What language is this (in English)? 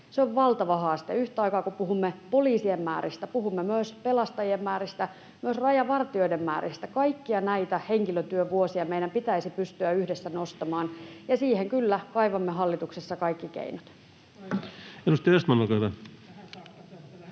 Finnish